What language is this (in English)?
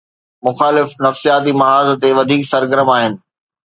Sindhi